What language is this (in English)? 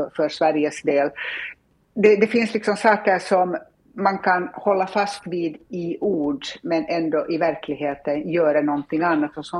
Swedish